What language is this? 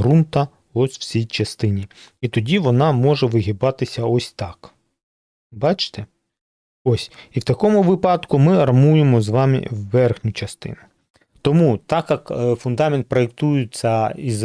Ukrainian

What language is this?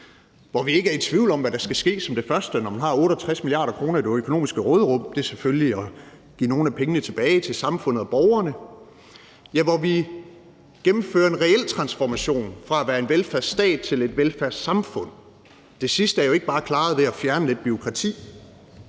Danish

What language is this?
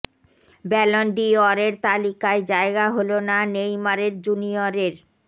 Bangla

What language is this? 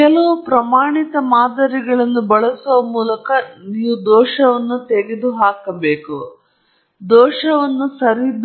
Kannada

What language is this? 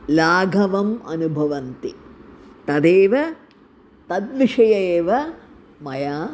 Sanskrit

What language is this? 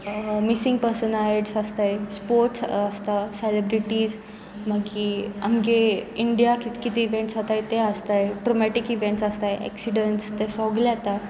Konkani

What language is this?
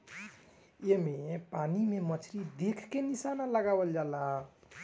Bhojpuri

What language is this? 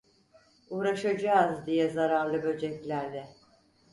Turkish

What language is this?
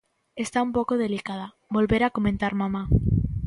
Galician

